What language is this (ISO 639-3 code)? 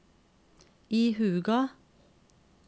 nor